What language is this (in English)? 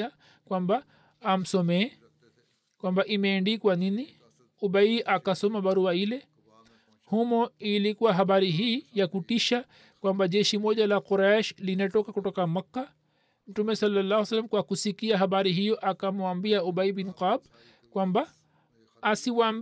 Swahili